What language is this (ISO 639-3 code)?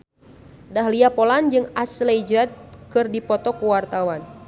sun